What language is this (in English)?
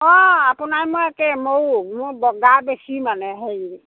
Assamese